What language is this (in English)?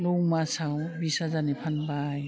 Bodo